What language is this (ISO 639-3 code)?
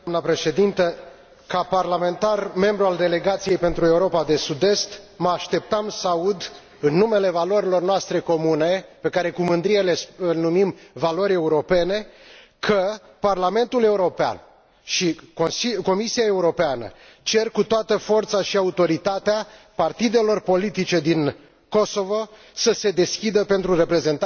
ron